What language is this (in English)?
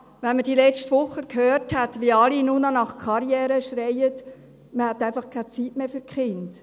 Swiss German